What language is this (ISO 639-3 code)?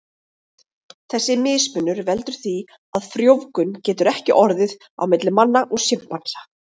isl